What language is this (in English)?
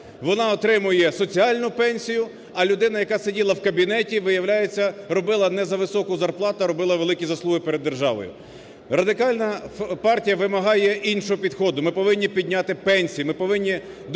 Ukrainian